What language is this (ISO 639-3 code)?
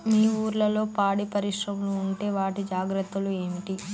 tel